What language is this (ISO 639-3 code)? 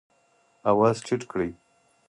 pus